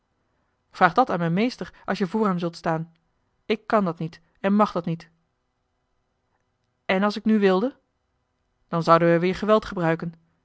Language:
Dutch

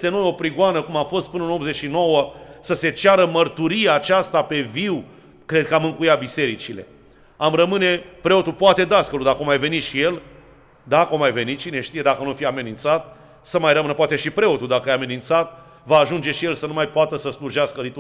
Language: Romanian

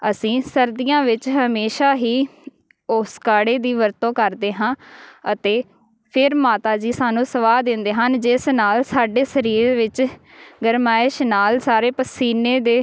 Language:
Punjabi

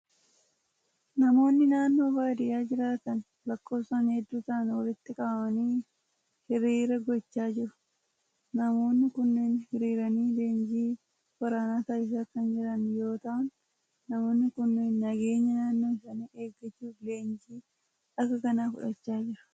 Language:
Oromo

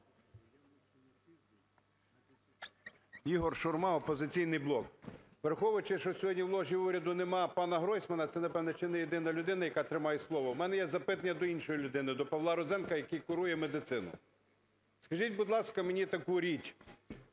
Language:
Ukrainian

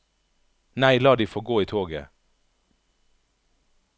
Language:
Norwegian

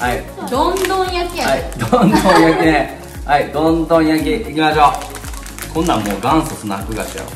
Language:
Japanese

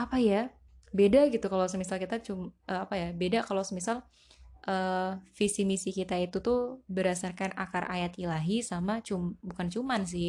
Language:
Indonesian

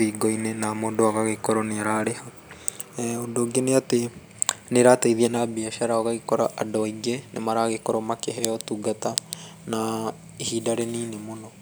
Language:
Kikuyu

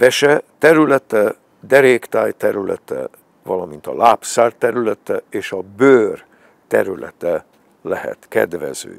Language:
Hungarian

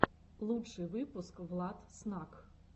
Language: Russian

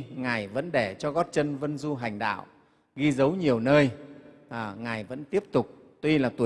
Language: Vietnamese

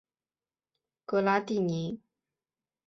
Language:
Chinese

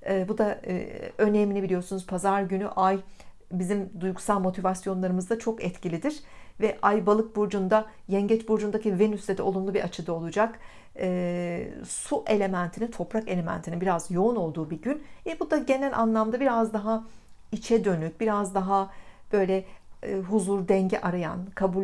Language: Turkish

